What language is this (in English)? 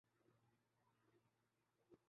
Urdu